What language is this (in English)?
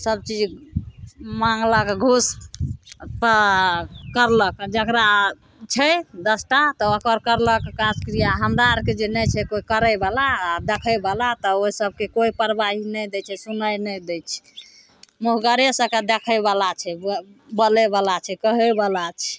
Maithili